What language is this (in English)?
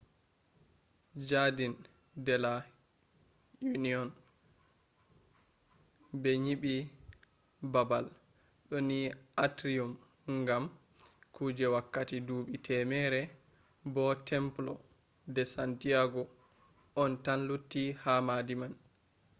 Fula